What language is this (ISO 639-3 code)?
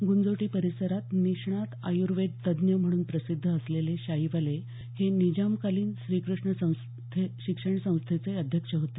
mar